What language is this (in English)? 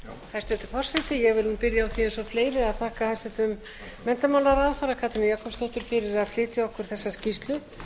Icelandic